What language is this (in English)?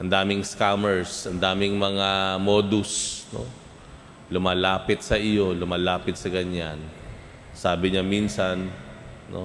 Filipino